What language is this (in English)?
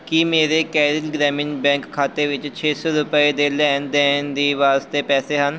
Punjabi